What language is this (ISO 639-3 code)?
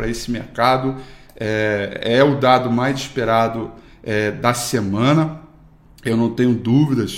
por